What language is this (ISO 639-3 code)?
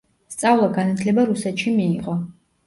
kat